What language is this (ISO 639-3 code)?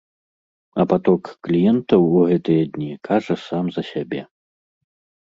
bel